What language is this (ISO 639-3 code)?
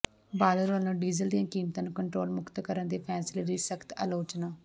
pan